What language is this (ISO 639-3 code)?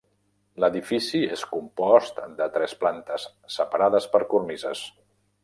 cat